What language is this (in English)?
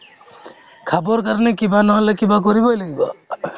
Assamese